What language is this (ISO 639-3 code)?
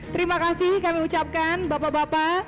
ind